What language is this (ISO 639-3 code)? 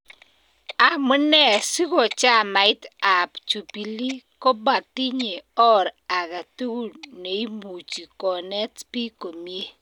kln